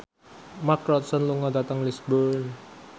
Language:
Javanese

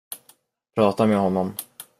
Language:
Swedish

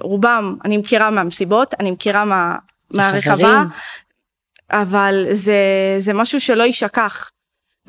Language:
Hebrew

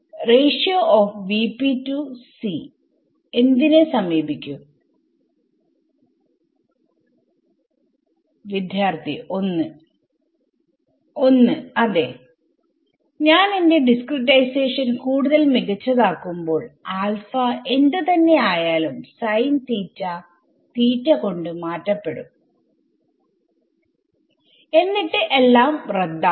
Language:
Malayalam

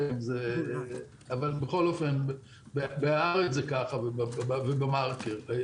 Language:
Hebrew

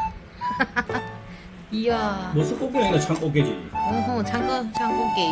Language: Korean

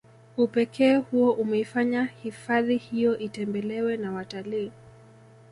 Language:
Swahili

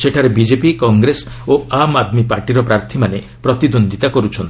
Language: Odia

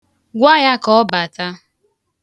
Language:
Igbo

